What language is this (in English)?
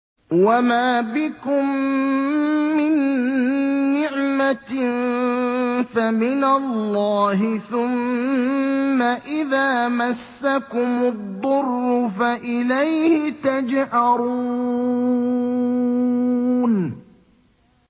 Arabic